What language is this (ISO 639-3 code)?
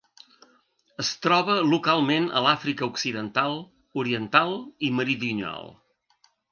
cat